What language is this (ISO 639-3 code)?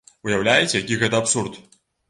bel